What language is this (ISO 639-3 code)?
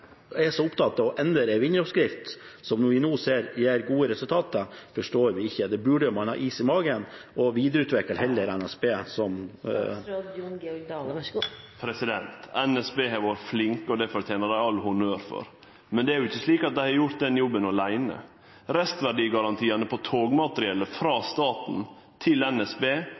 nor